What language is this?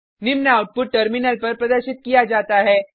Hindi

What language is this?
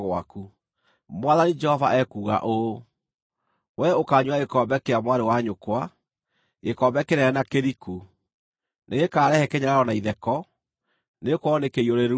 Kikuyu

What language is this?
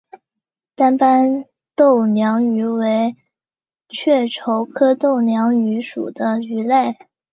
Chinese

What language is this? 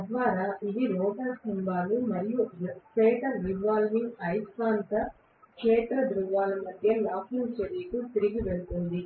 Telugu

